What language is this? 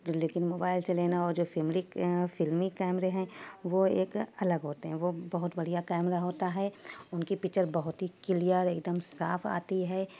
Urdu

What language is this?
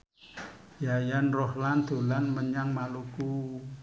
Javanese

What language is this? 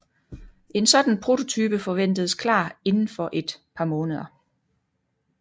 Danish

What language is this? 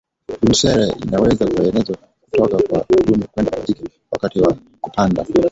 Swahili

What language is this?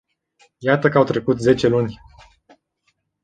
Romanian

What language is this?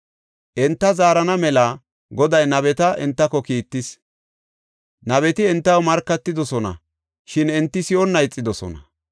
Gofa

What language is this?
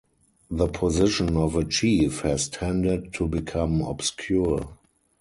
English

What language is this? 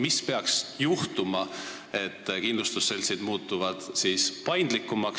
Estonian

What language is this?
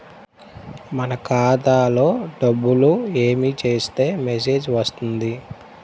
Telugu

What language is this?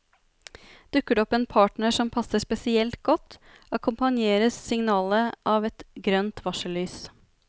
Norwegian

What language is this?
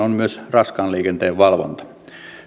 Finnish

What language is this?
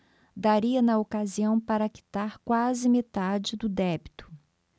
Portuguese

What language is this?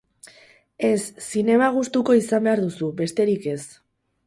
Basque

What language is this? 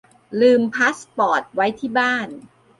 Thai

